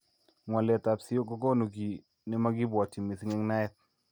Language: Kalenjin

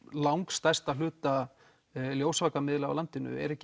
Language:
Icelandic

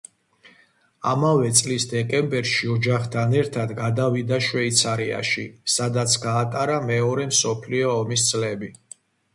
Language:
Georgian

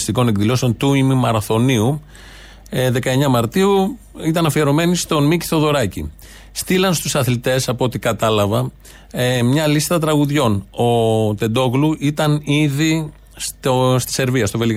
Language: Greek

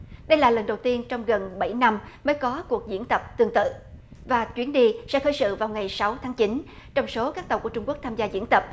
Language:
Vietnamese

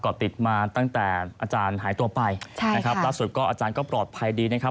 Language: Thai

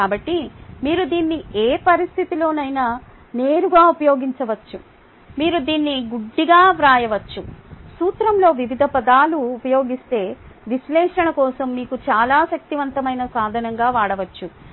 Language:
Telugu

